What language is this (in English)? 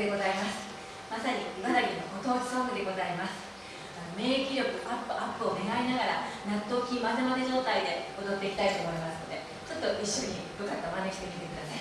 Japanese